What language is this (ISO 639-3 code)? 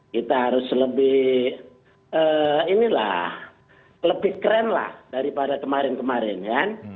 ind